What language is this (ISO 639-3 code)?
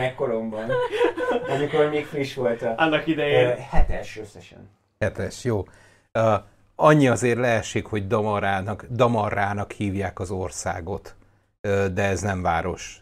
hun